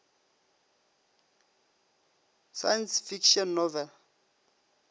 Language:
Northern Sotho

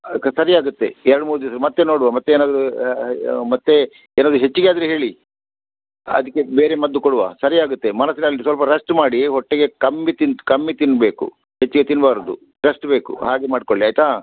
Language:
Kannada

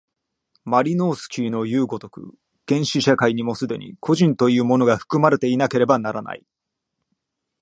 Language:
Japanese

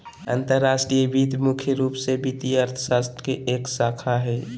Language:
Magahi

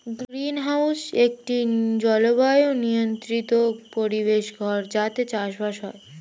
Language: Bangla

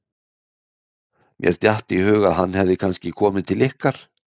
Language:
Icelandic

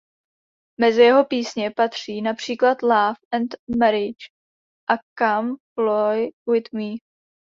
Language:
Czech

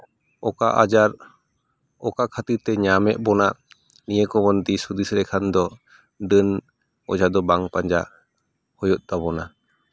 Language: Santali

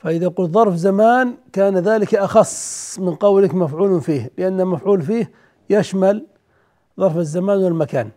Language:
Arabic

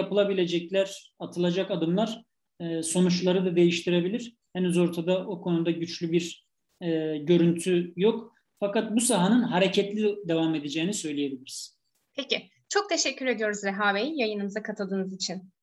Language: Turkish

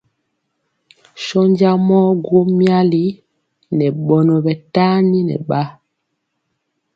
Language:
Mpiemo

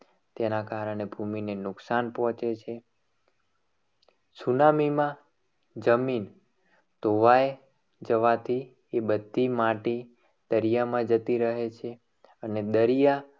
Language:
Gujarati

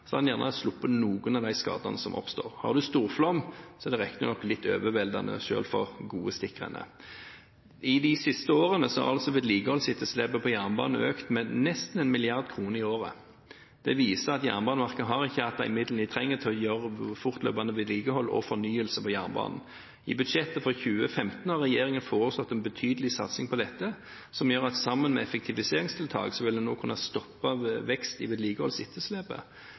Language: Norwegian Bokmål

